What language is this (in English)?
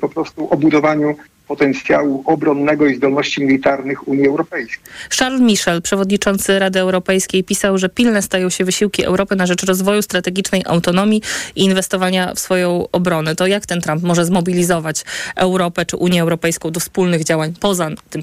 Polish